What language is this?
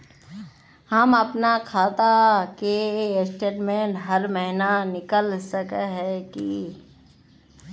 Magahi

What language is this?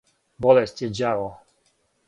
Serbian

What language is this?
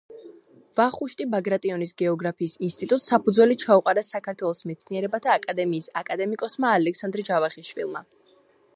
Georgian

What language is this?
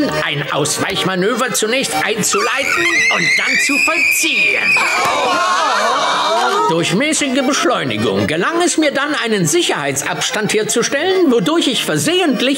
German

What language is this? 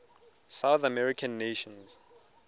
Tswana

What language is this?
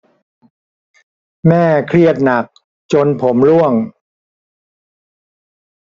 Thai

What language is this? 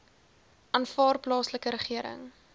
Afrikaans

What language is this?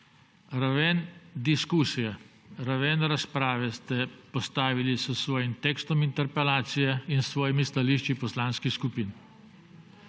Slovenian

